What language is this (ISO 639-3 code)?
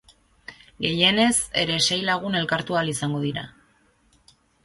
eus